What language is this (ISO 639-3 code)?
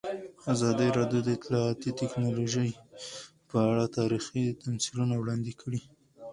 pus